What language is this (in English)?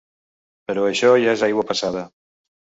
Catalan